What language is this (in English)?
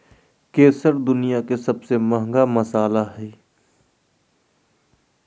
Magahi